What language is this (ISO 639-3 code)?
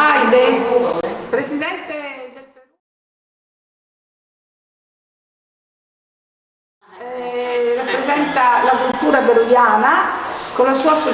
ita